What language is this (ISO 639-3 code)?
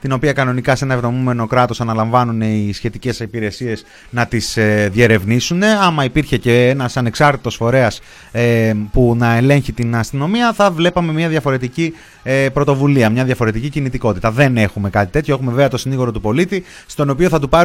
ell